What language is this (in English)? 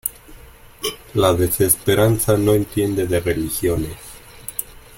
Spanish